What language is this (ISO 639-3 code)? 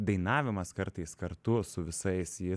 lit